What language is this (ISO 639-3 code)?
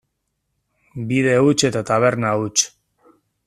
eus